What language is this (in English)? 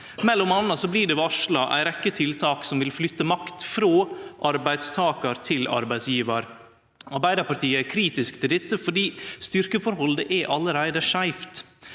Norwegian